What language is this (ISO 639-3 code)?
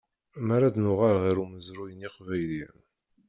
kab